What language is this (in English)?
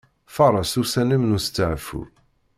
Kabyle